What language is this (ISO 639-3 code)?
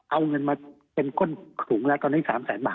tha